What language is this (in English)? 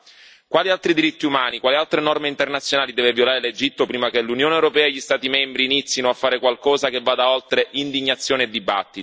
Italian